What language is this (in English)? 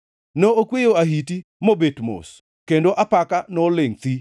Luo (Kenya and Tanzania)